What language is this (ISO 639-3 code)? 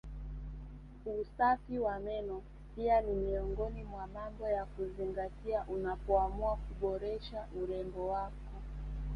swa